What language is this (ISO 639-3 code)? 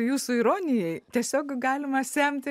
lit